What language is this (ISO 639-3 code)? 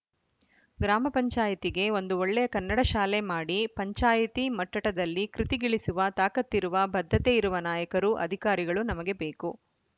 kan